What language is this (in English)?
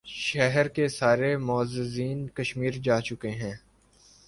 Urdu